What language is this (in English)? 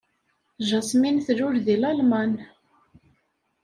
Kabyle